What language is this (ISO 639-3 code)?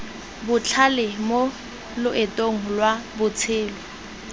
tsn